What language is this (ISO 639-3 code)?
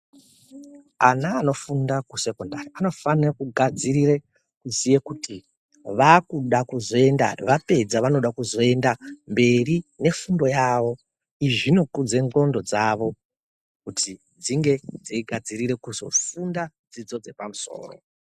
ndc